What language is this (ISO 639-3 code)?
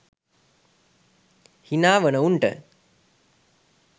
sin